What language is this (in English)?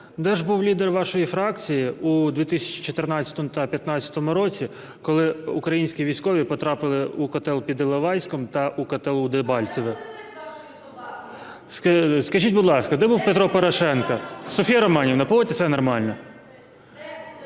Ukrainian